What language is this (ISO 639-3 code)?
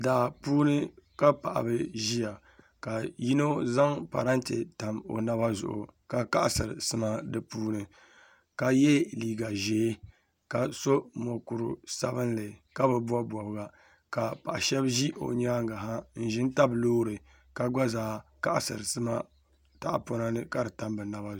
dag